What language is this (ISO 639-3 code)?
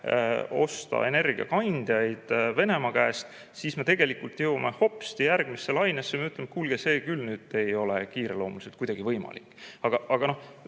est